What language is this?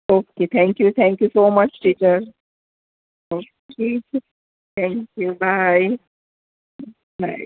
Gujarati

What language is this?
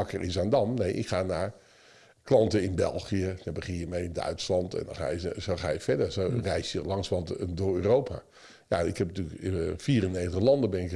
Dutch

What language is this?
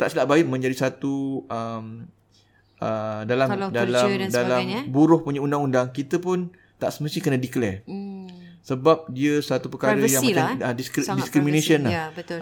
Malay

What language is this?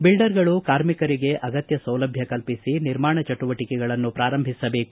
Kannada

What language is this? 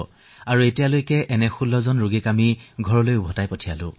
Assamese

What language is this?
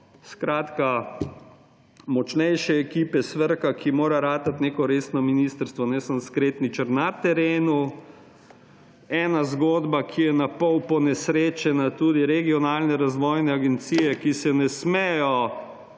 Slovenian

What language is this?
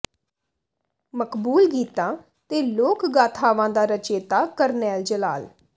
Punjabi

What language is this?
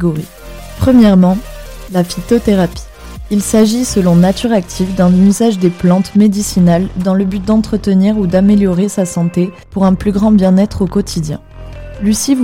French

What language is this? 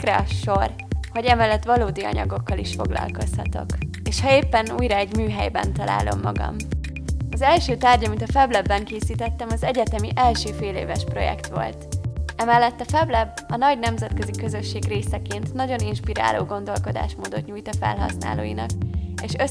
Hungarian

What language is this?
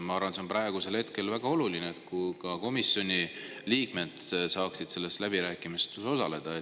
Estonian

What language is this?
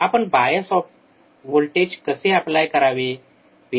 Marathi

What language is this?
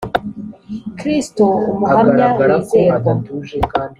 Kinyarwanda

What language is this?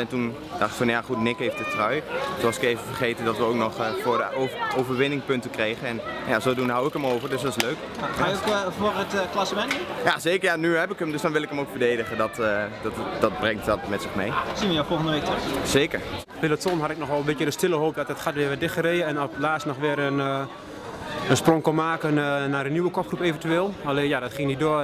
Dutch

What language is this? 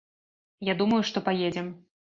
Belarusian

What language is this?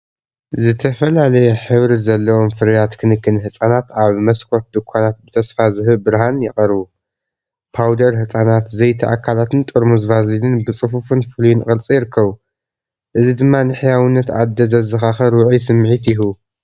Tigrinya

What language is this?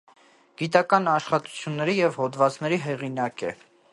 Armenian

